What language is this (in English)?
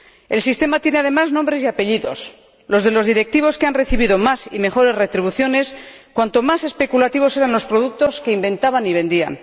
Spanish